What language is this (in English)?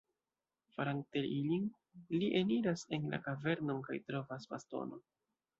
Esperanto